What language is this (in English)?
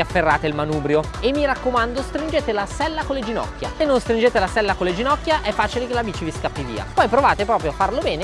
Italian